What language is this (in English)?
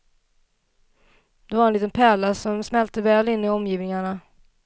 Swedish